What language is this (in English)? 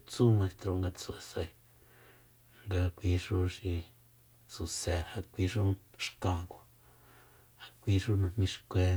Soyaltepec Mazatec